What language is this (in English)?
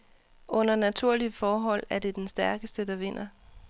Danish